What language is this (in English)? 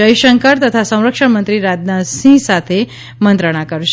Gujarati